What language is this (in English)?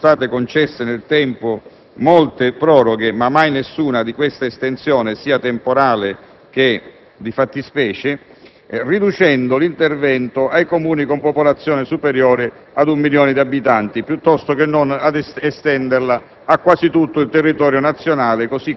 Italian